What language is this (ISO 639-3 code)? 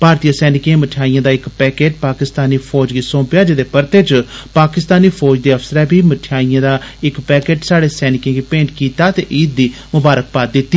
doi